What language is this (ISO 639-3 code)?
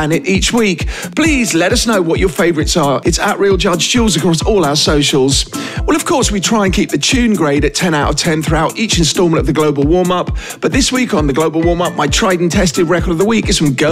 eng